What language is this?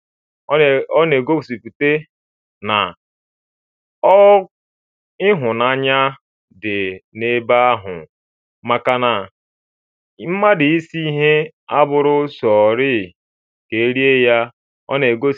Igbo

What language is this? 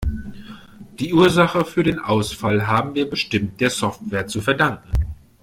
German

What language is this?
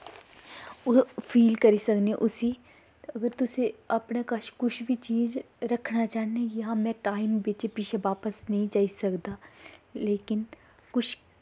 Dogri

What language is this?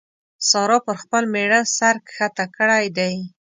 Pashto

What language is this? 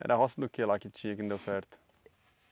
Portuguese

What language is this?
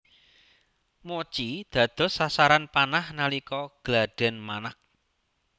Javanese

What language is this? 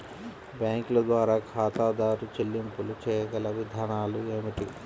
Telugu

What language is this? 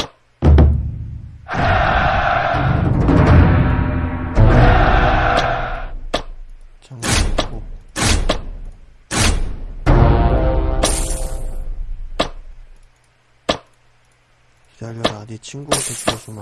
Korean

